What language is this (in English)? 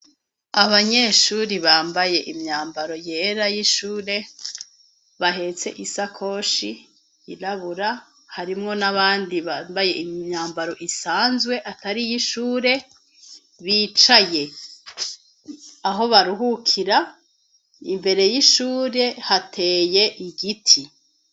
Rundi